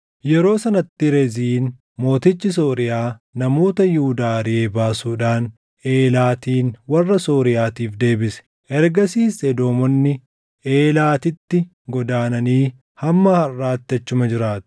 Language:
Oromo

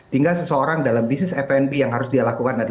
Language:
Indonesian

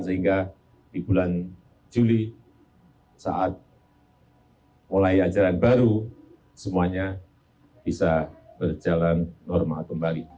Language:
Indonesian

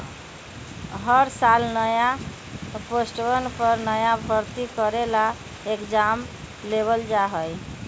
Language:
Magahi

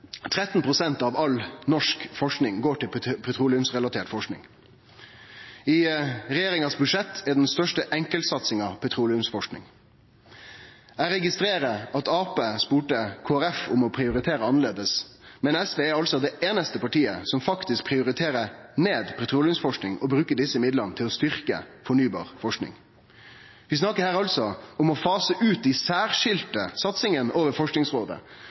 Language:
Norwegian Nynorsk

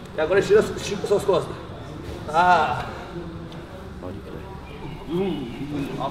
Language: Portuguese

